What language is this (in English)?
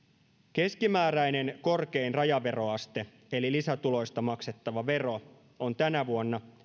Finnish